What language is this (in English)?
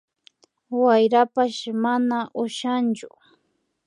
Imbabura Highland Quichua